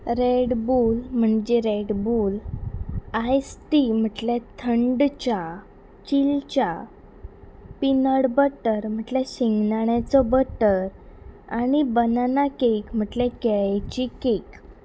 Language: Konkani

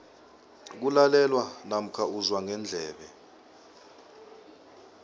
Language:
South Ndebele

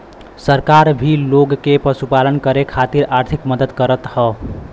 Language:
Bhojpuri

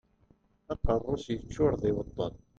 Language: Kabyle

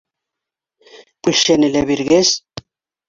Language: Bashkir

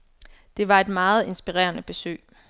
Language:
Danish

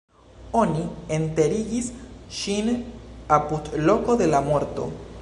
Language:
Esperanto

